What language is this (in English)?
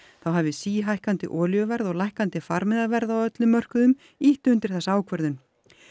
Icelandic